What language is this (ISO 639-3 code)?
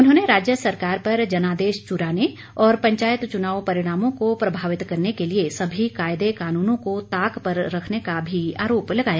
hin